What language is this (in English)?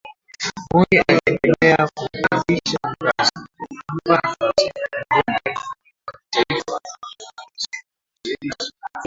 Swahili